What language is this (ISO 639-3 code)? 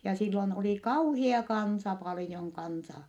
fin